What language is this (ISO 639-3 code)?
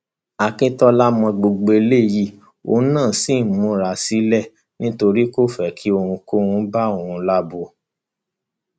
yor